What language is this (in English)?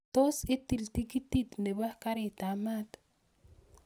Kalenjin